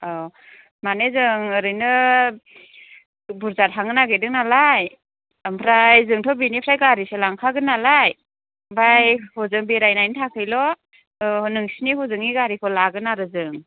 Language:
Bodo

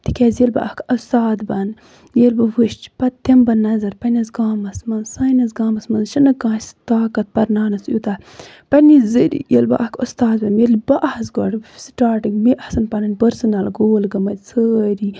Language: Kashmiri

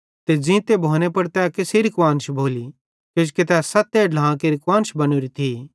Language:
Bhadrawahi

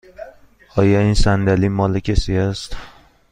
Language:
Persian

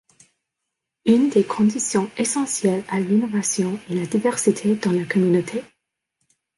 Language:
French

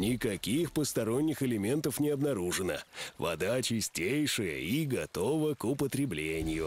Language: Russian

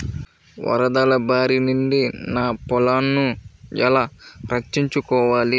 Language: Telugu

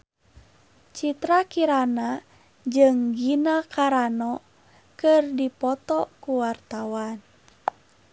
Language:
Sundanese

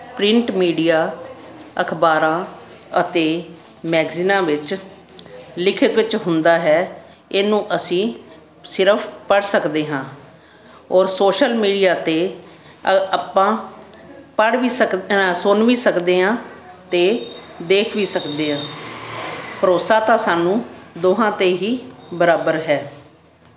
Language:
Punjabi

